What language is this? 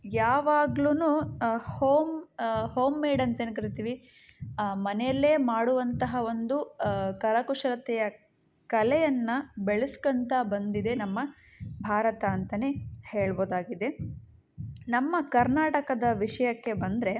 Kannada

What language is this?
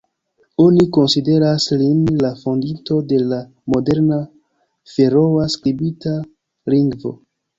Esperanto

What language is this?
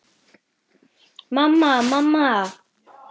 Icelandic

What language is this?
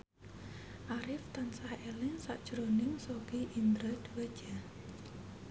Javanese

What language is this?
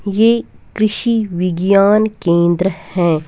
Hindi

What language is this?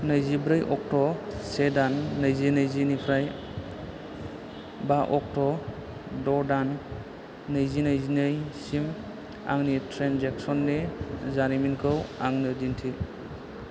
Bodo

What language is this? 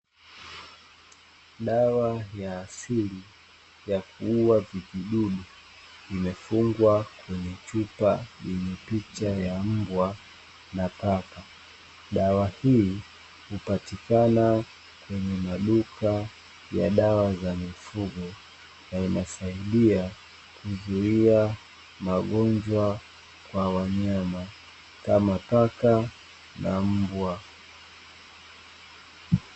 Swahili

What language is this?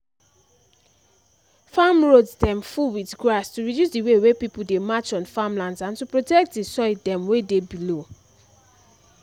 Nigerian Pidgin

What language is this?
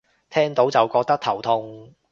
Cantonese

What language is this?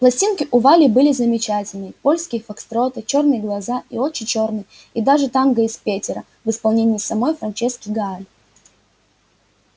Russian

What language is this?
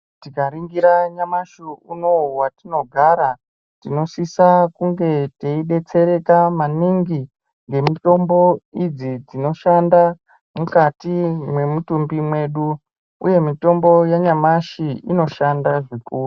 Ndau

